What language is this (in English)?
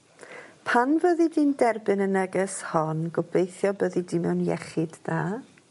Welsh